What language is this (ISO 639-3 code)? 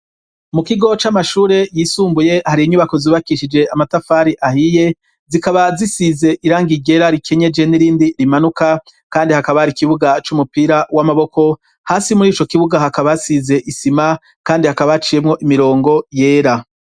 run